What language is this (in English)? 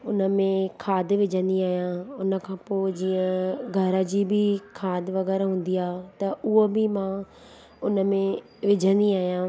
Sindhi